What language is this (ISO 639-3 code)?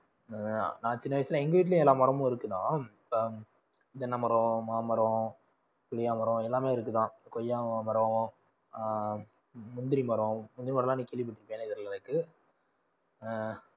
tam